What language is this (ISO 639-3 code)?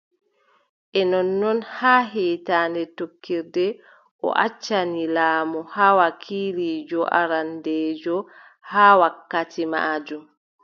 fub